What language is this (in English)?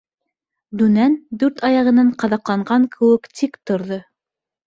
Bashkir